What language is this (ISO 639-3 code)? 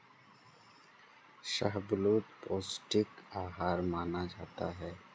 hin